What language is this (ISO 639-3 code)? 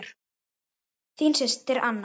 isl